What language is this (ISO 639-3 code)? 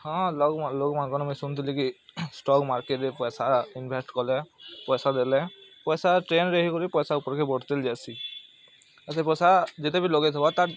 ori